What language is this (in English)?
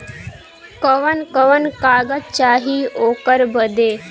Bhojpuri